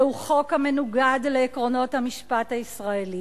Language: Hebrew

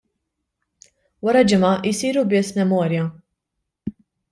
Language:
Maltese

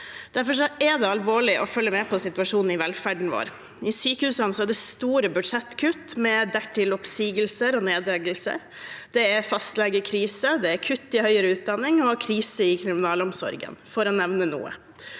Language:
Norwegian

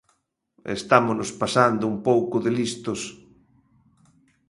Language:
Galician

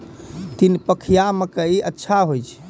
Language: Maithili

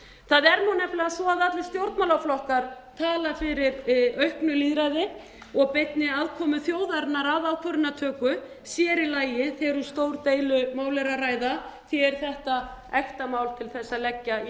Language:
Icelandic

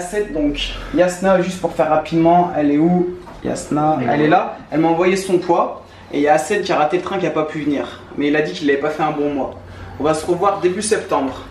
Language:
French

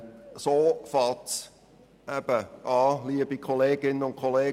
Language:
Swiss German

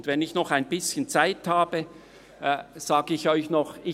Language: Swiss German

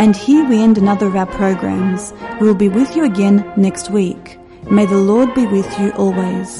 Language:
Greek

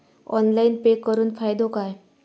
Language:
Marathi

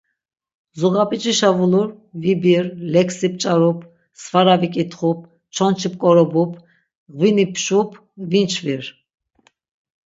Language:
Laz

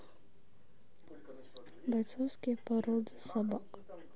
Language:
Russian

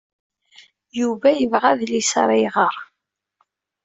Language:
Kabyle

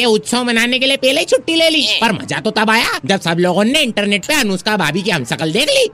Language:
Hindi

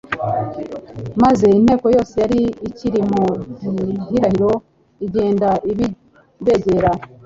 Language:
Kinyarwanda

